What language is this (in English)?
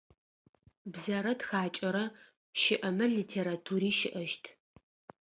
Adyghe